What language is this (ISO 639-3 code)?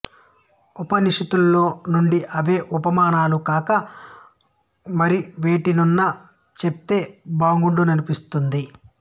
tel